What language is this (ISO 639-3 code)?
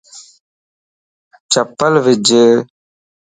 lss